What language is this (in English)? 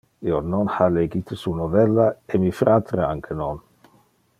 Interlingua